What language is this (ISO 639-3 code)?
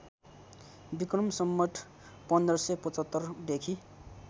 nep